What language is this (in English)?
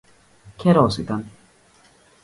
Greek